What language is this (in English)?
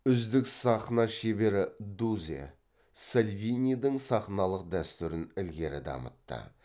Kazakh